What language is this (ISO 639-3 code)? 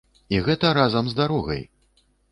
bel